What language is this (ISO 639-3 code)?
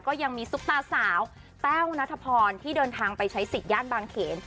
tha